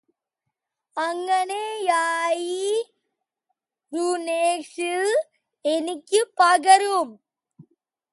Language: Malayalam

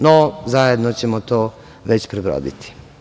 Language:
Serbian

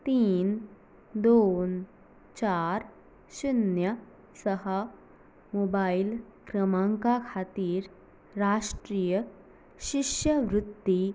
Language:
Konkani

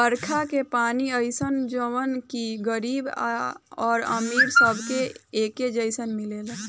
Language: Bhojpuri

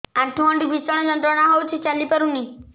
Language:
Odia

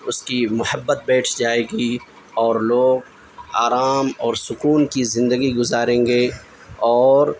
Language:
Urdu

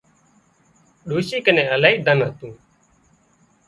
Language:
Wadiyara Koli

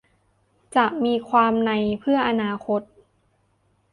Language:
Thai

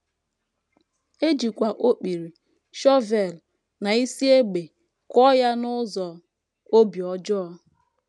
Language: Igbo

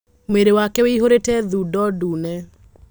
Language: Kikuyu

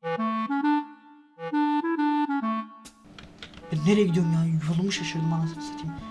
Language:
Turkish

